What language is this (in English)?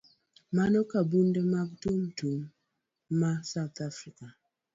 Luo (Kenya and Tanzania)